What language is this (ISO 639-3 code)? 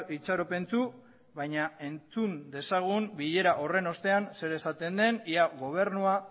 eus